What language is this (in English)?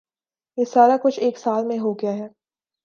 Urdu